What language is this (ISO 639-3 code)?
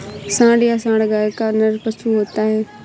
hin